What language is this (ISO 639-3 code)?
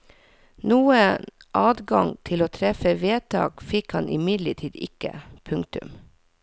nor